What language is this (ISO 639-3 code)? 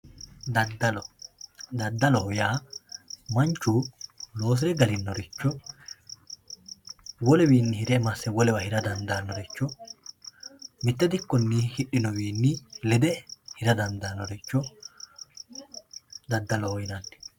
sid